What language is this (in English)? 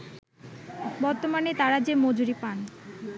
Bangla